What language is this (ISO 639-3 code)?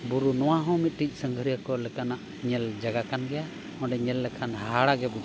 sat